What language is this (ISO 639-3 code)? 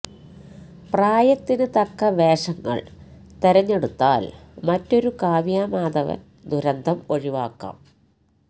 mal